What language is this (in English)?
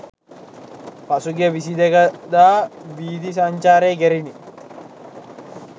Sinhala